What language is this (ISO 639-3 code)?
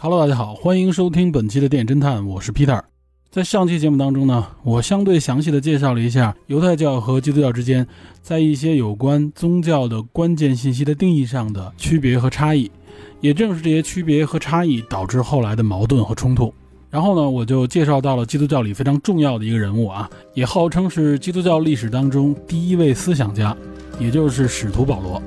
zho